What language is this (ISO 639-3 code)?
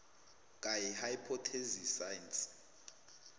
nbl